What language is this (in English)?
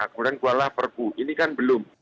Indonesian